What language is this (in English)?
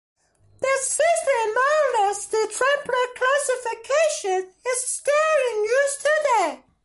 English